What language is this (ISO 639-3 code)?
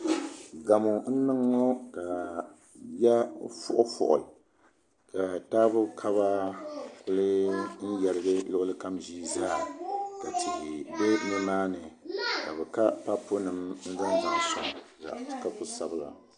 dag